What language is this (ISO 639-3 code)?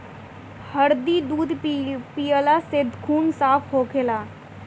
bho